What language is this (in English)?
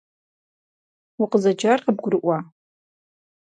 Kabardian